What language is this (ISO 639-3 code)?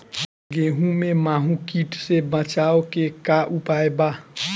bho